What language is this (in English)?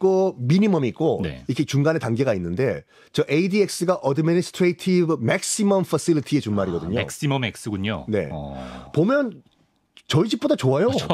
Korean